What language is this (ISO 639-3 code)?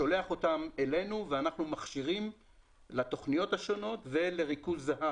heb